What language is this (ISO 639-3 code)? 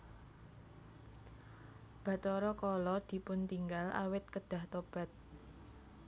jav